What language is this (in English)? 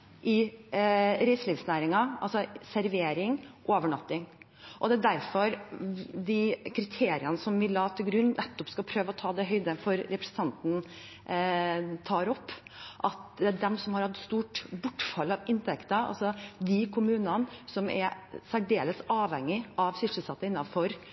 Norwegian Bokmål